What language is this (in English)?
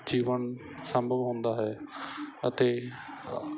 Punjabi